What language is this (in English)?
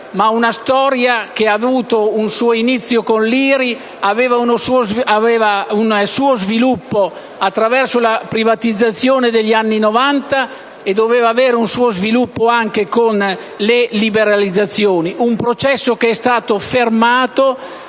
Italian